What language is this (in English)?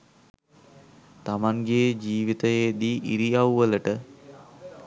Sinhala